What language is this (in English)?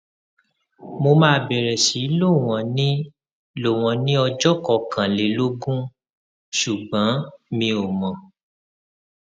Yoruba